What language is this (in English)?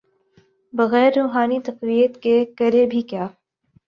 Urdu